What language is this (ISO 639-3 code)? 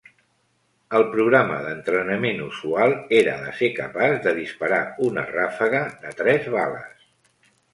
cat